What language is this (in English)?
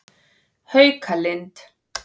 Icelandic